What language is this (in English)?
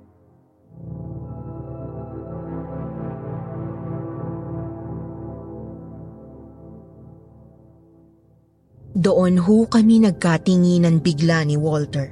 Filipino